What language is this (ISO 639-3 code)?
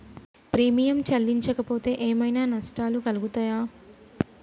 tel